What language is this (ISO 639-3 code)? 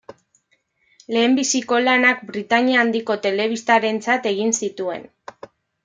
eus